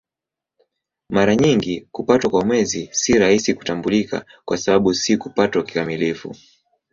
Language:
Swahili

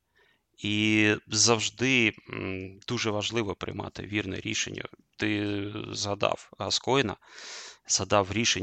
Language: Ukrainian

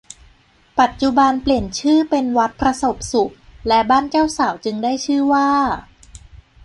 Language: Thai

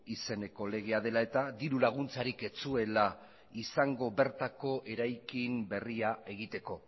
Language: Basque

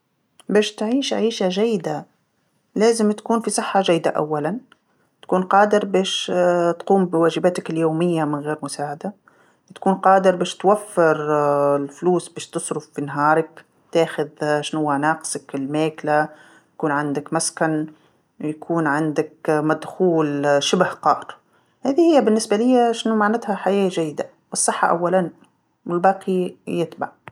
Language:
Tunisian Arabic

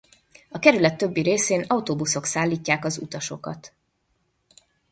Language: Hungarian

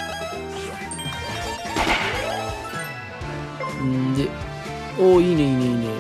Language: Japanese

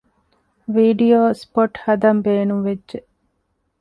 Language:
Divehi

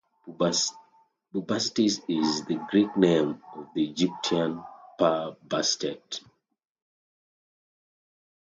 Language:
English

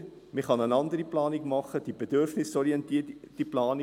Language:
Swiss German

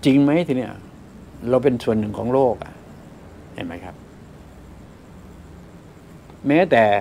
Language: Thai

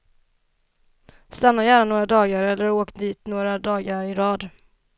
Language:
Swedish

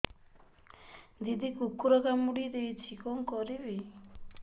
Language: Odia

